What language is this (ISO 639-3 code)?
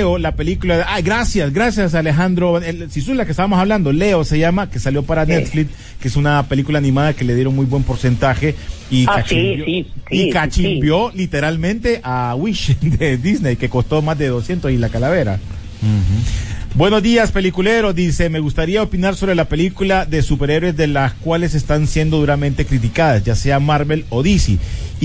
spa